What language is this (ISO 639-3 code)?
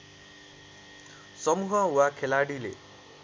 nep